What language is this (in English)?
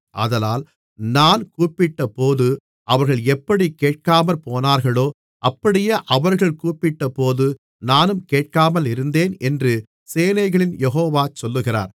Tamil